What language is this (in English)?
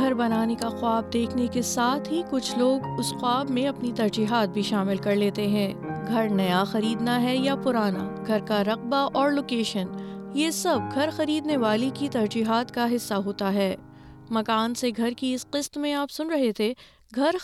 Urdu